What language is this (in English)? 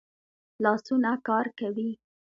Pashto